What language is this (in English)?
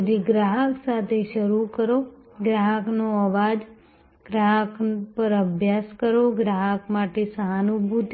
Gujarati